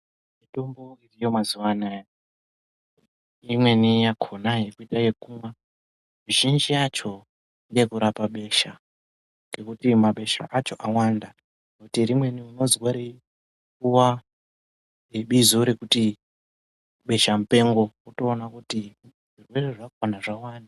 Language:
Ndau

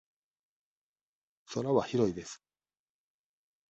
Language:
Japanese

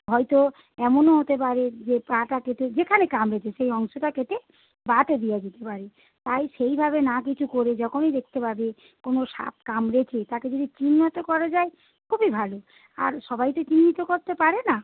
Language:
Bangla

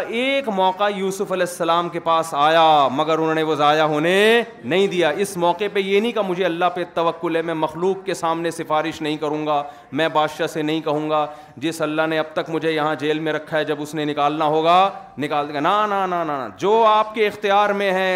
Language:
Urdu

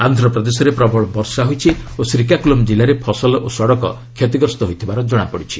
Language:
Odia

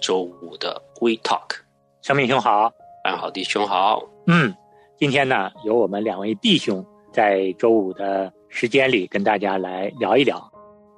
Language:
Chinese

